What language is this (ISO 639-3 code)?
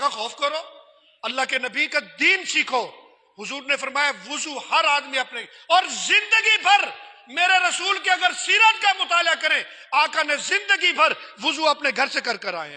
urd